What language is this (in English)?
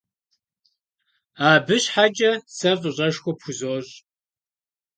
Kabardian